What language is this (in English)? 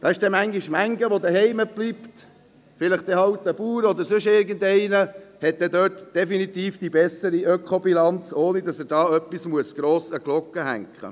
Swiss German